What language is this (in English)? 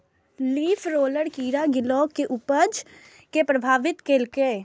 Maithili